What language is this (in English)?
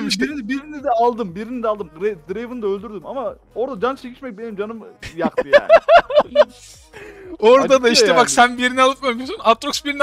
Turkish